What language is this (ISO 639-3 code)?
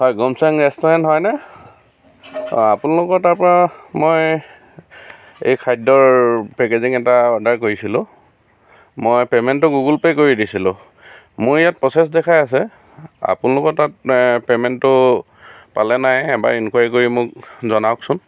asm